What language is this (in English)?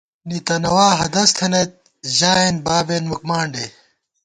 Gawar-Bati